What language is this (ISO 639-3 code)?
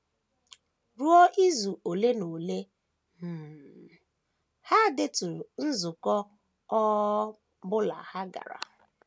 ibo